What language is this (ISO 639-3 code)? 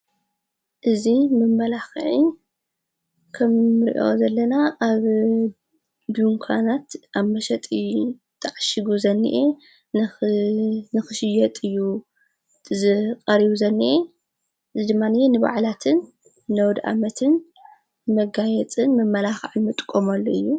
tir